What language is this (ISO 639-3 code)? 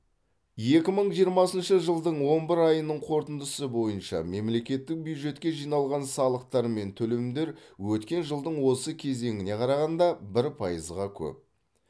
kaz